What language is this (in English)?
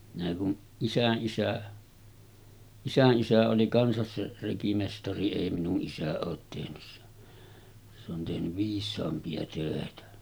Finnish